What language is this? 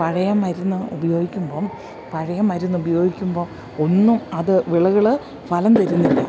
Malayalam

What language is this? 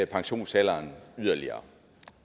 Danish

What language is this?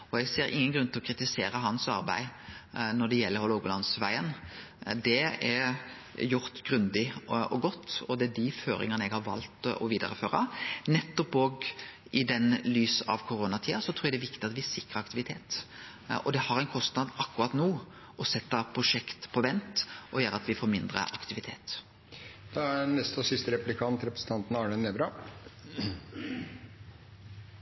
Norwegian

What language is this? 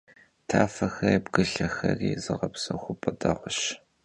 Kabardian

